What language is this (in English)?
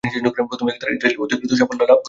Bangla